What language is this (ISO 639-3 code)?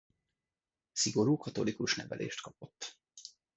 hun